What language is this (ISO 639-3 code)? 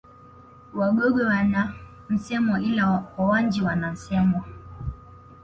swa